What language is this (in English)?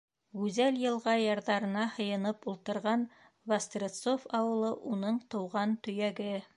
Bashkir